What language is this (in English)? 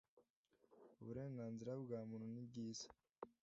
Kinyarwanda